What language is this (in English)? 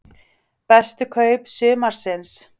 Icelandic